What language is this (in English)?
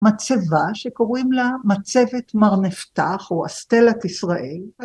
Hebrew